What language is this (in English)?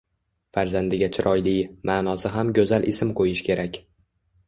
Uzbek